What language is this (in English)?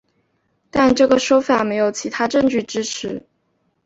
Chinese